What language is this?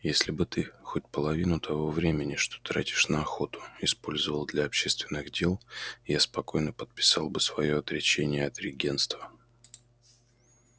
Russian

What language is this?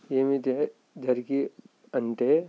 Telugu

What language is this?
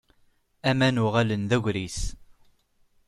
Kabyle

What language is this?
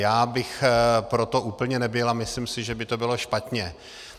Czech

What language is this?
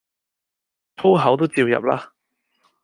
Cantonese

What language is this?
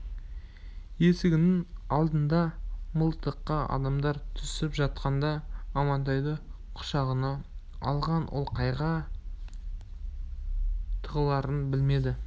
Kazakh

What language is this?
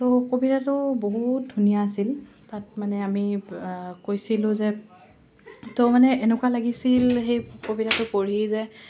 Assamese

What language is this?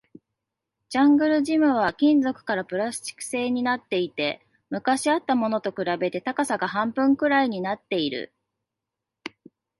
Japanese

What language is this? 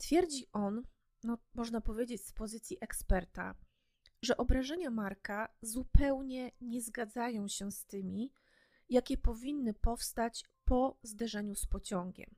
Polish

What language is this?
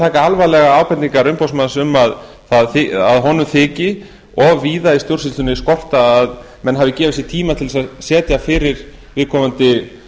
Icelandic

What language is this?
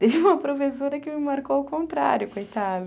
Portuguese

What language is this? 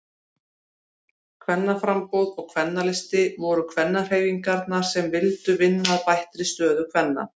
Icelandic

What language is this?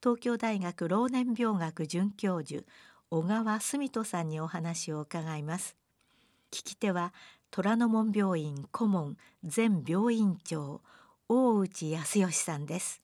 Japanese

